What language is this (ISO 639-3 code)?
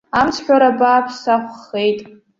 abk